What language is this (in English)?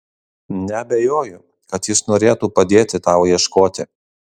Lithuanian